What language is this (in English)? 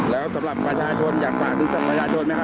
Thai